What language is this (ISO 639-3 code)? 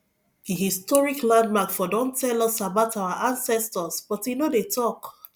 pcm